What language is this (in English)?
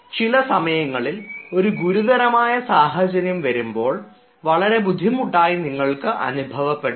Malayalam